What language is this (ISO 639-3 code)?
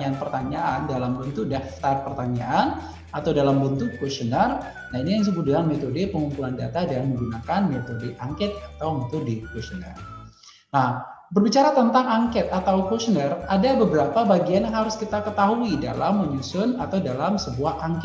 ind